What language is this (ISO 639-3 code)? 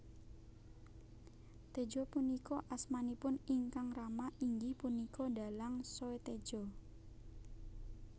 jav